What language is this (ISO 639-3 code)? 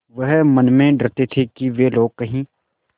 hin